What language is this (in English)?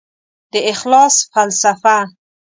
Pashto